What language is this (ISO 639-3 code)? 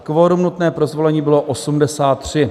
ces